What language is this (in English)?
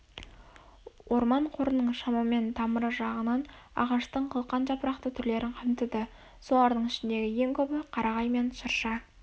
Kazakh